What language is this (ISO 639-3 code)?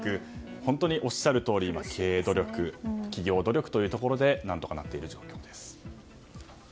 jpn